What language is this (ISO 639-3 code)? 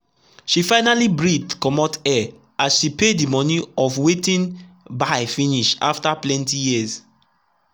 pcm